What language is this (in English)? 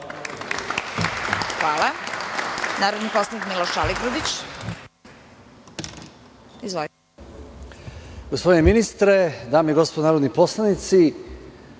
Serbian